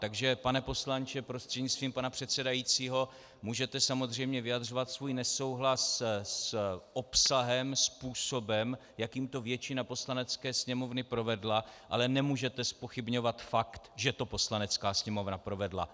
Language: Czech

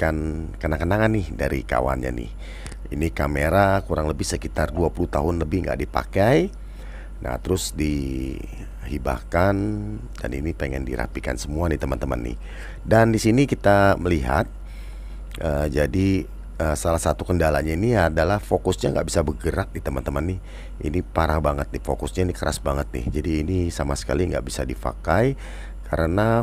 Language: Indonesian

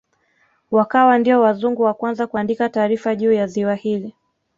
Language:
Swahili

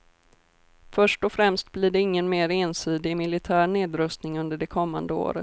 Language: Swedish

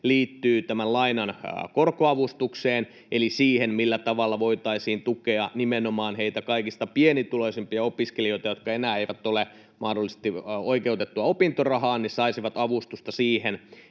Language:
Finnish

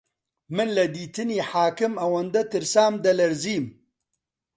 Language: Central Kurdish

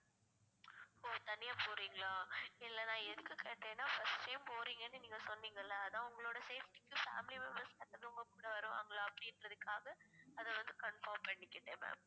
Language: Tamil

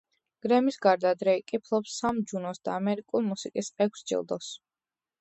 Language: Georgian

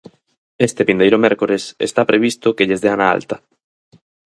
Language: Galician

